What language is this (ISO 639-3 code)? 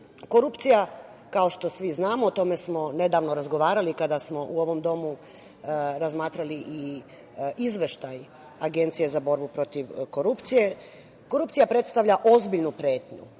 srp